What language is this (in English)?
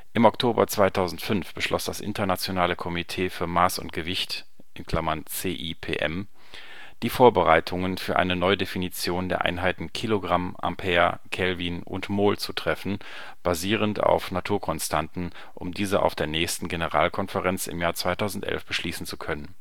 German